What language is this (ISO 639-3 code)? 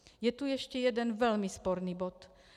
ces